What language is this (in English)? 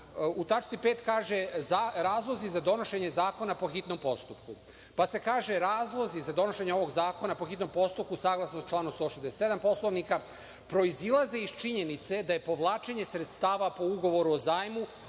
Serbian